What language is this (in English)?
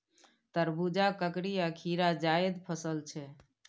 Maithili